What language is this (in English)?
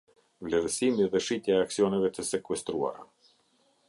Albanian